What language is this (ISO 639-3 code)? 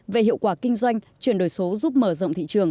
vie